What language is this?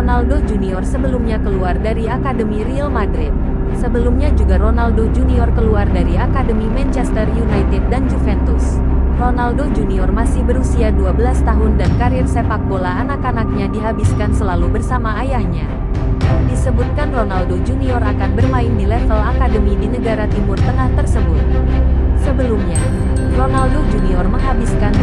Indonesian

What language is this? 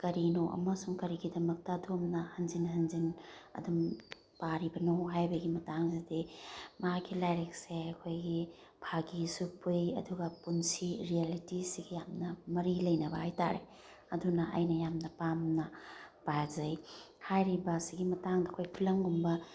Manipuri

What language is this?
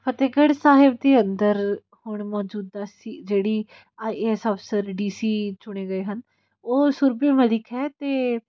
Punjabi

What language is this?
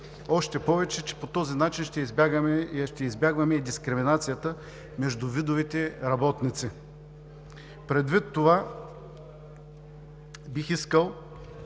Bulgarian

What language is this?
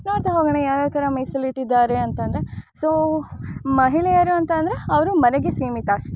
Kannada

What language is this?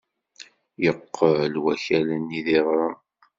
Kabyle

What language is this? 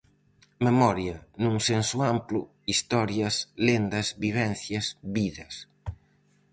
Galician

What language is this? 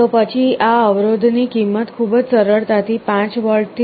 Gujarati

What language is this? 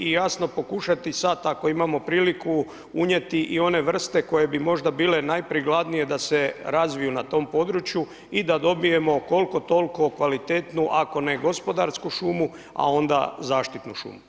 Croatian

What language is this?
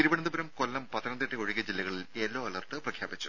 Malayalam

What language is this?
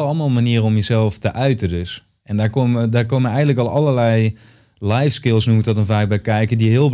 Dutch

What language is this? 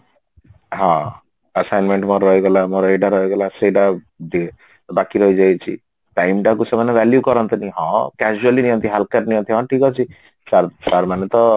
Odia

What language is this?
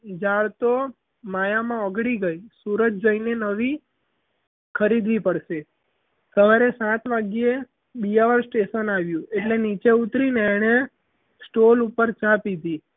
Gujarati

